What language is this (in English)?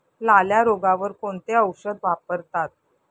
Marathi